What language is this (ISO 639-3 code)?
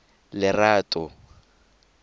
tsn